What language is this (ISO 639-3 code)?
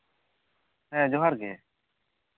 sat